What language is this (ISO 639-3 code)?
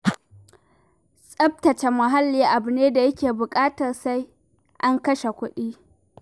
hau